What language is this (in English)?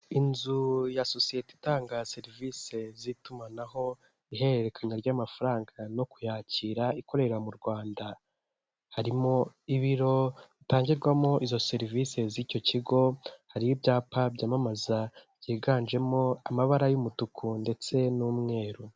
Kinyarwanda